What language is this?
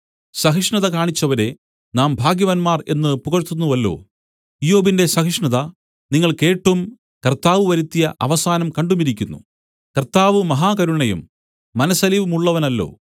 Malayalam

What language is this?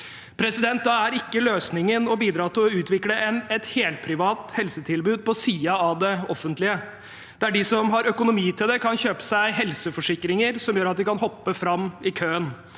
Norwegian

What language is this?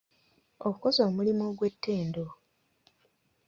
Ganda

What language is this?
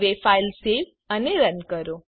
Gujarati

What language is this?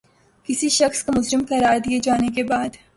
Urdu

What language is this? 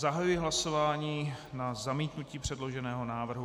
Czech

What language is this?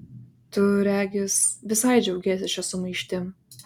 Lithuanian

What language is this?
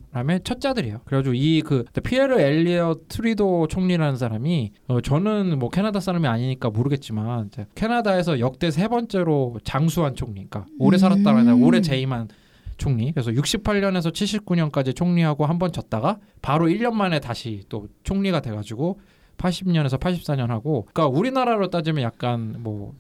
Korean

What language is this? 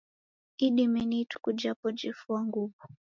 Taita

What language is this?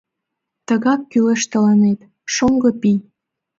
Mari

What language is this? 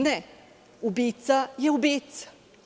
Serbian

